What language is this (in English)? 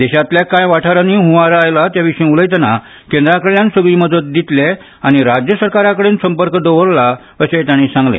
Konkani